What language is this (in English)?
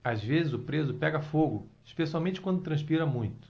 Portuguese